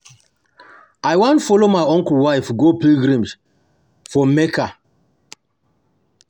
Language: Nigerian Pidgin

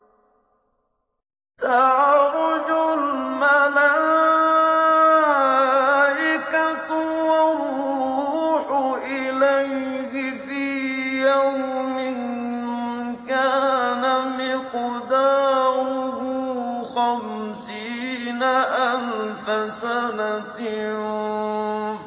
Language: Arabic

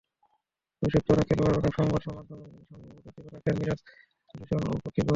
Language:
Bangla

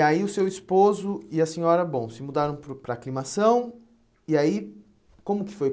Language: Portuguese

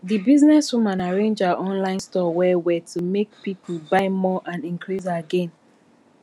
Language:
Nigerian Pidgin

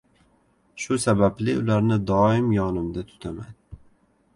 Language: Uzbek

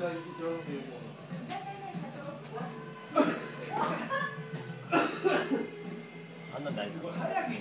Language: Japanese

